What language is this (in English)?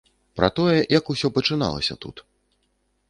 Belarusian